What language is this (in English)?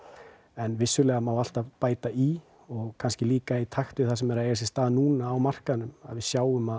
Icelandic